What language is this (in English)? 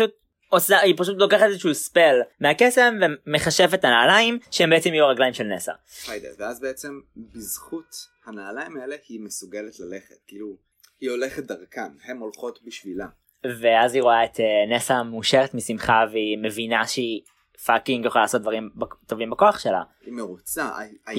Hebrew